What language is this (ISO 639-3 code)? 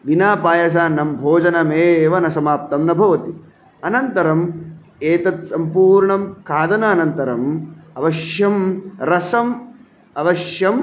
san